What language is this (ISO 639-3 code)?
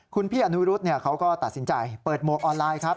tha